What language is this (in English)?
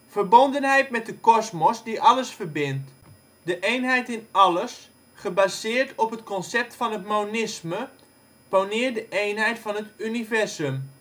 Dutch